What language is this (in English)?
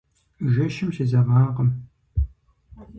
Kabardian